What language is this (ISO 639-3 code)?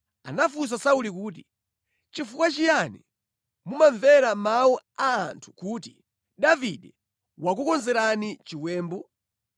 nya